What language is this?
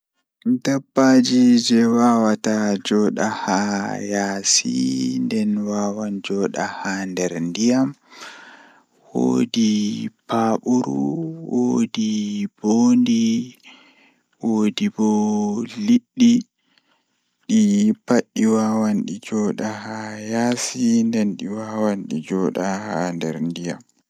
Fula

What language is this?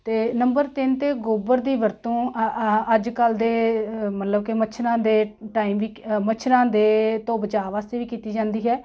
Punjabi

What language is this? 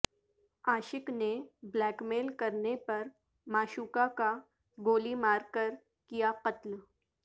Urdu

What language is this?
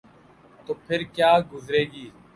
Urdu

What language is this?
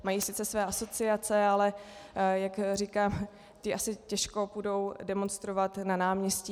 Czech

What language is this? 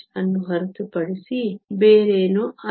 Kannada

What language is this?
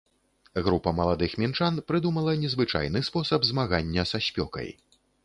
Belarusian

